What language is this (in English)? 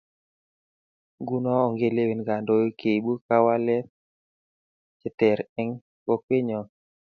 Kalenjin